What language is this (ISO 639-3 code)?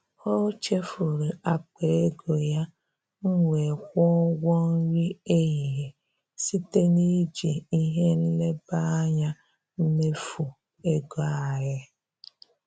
ibo